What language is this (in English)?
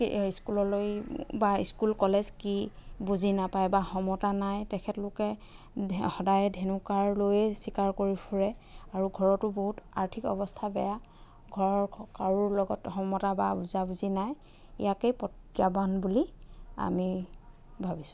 Assamese